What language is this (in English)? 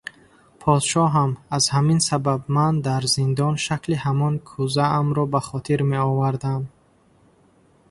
Tajik